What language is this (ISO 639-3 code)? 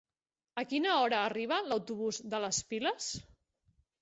cat